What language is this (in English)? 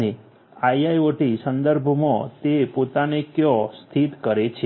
Gujarati